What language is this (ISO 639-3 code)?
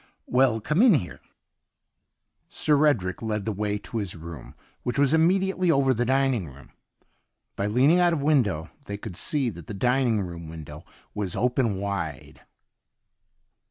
eng